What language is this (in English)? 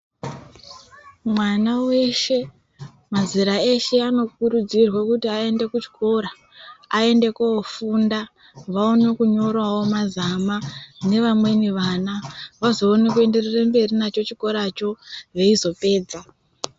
Ndau